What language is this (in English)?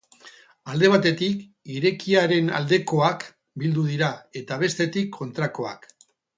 Basque